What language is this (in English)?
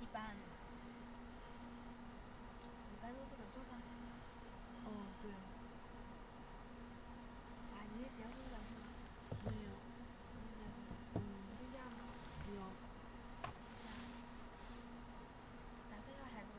Chinese